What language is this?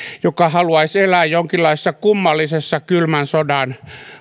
Finnish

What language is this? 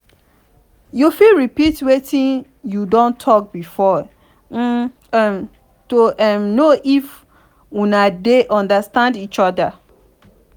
Nigerian Pidgin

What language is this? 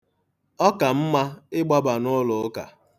Igbo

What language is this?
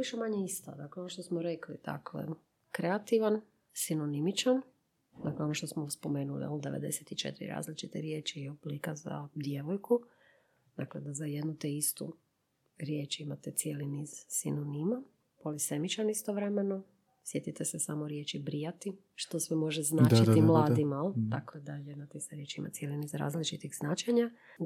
Croatian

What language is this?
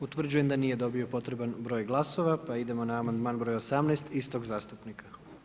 Croatian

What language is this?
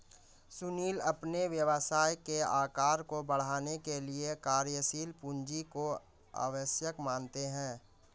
Hindi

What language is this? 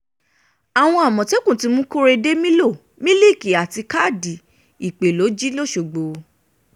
Yoruba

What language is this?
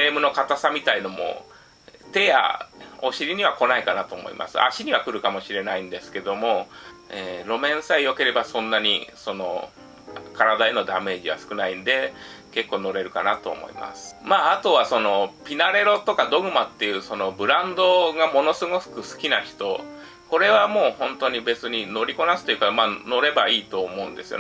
Japanese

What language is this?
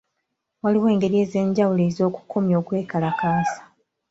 Ganda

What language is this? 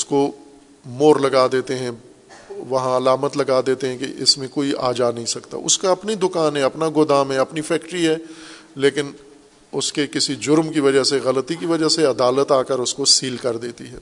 Urdu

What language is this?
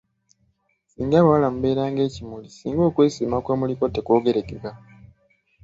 Ganda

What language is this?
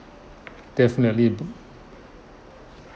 English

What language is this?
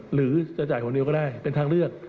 Thai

